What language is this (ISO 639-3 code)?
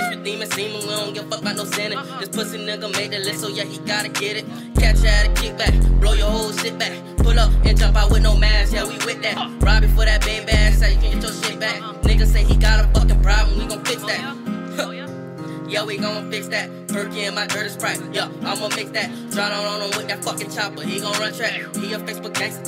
eng